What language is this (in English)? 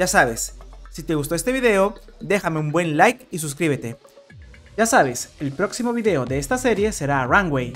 Spanish